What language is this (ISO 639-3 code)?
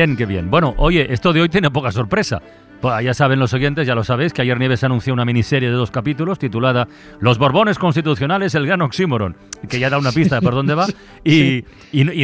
spa